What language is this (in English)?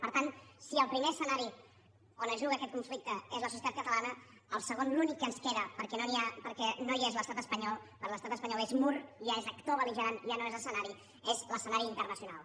Catalan